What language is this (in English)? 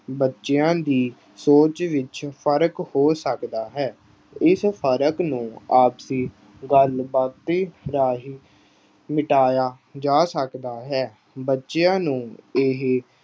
Punjabi